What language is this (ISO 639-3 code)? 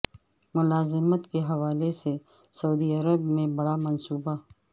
urd